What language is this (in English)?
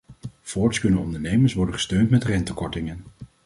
Dutch